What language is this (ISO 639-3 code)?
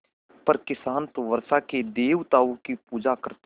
hin